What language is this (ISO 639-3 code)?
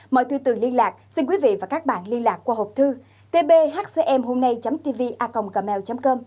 vie